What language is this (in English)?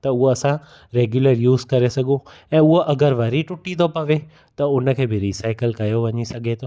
Sindhi